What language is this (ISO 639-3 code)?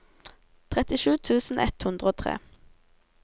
nor